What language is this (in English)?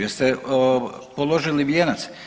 Croatian